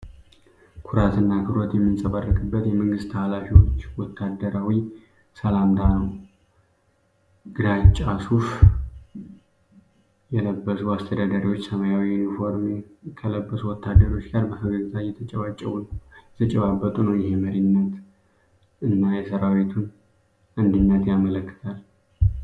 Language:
Amharic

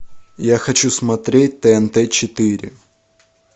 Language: Russian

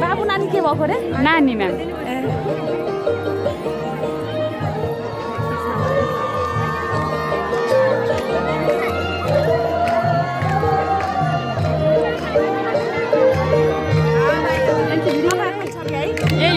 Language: Indonesian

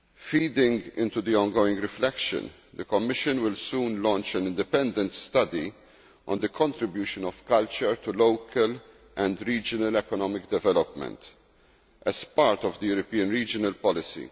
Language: English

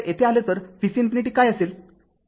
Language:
Marathi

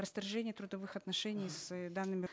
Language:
Kazakh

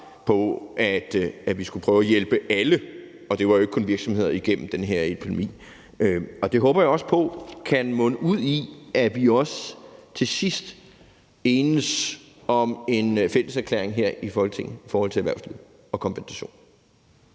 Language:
Danish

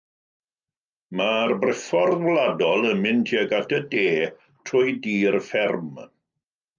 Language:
Welsh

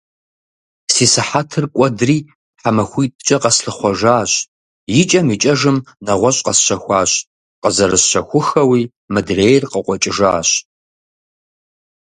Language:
Kabardian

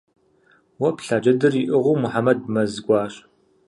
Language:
Kabardian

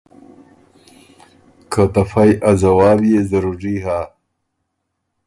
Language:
Ormuri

